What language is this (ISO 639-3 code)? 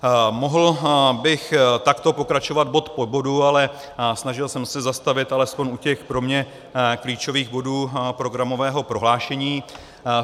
ces